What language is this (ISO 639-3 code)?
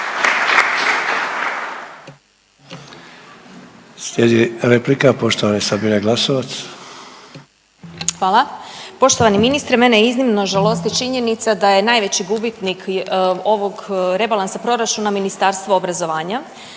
hrv